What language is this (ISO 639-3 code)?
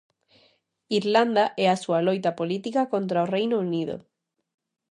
glg